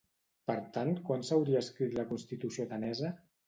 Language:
Catalan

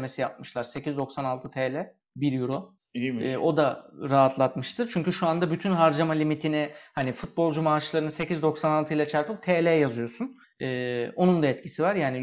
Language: Turkish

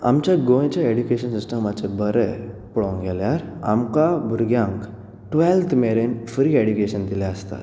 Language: Konkani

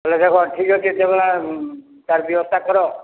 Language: Odia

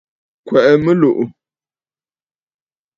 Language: Bafut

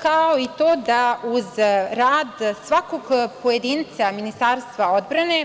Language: Serbian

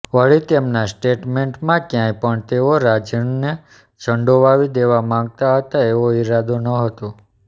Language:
Gujarati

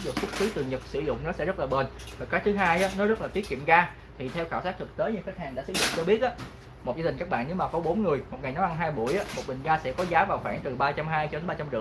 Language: Vietnamese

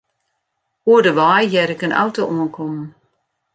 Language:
Western Frisian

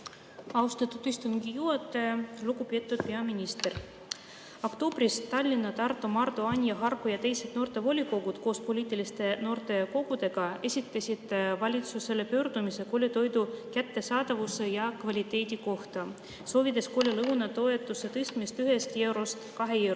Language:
Estonian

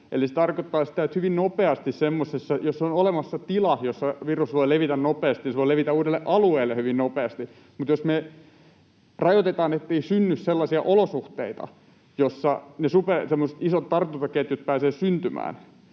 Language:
Finnish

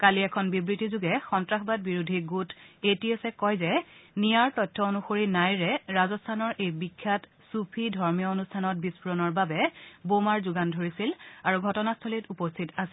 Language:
Assamese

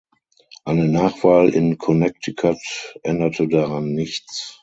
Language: German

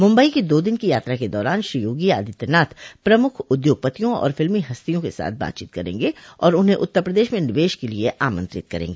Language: Hindi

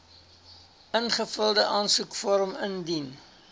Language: Afrikaans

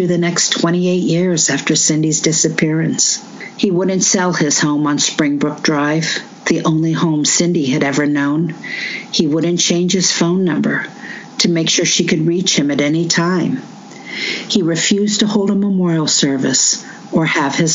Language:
English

